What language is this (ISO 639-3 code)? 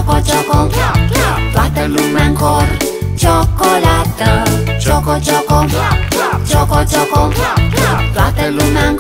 ron